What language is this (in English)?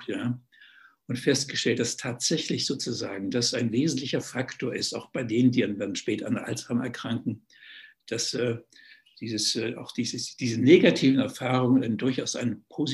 German